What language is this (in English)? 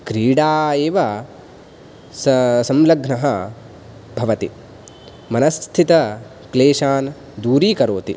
Sanskrit